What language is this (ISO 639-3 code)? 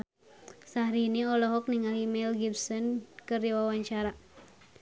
sun